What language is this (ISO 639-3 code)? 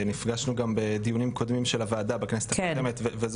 heb